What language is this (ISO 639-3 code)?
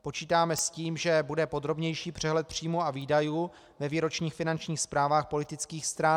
ces